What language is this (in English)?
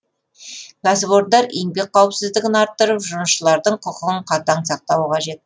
Kazakh